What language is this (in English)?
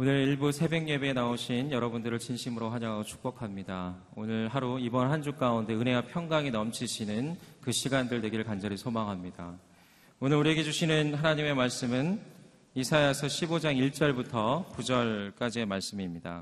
Korean